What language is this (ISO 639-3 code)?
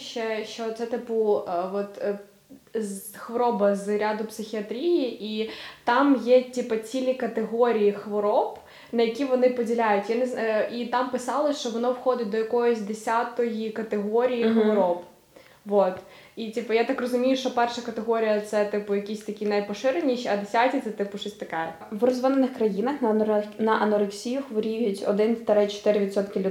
ukr